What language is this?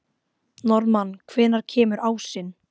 Icelandic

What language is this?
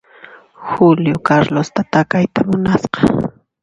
Puno Quechua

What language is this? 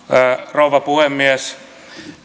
Finnish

